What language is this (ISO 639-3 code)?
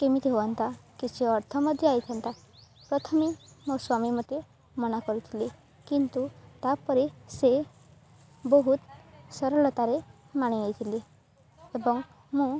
ori